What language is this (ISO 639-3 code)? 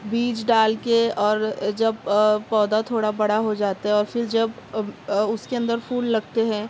urd